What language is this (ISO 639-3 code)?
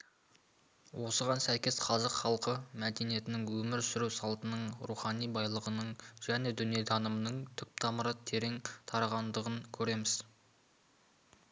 kaz